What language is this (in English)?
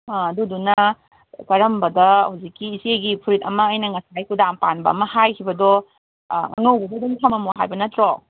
Manipuri